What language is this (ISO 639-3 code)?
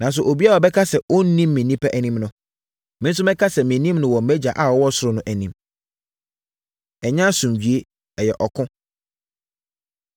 aka